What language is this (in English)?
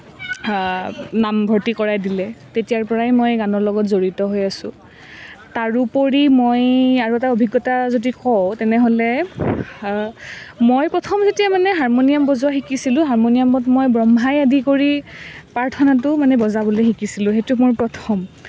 Assamese